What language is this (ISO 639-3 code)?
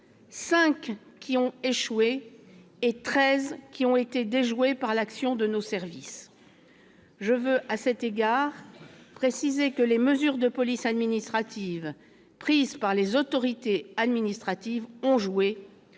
fra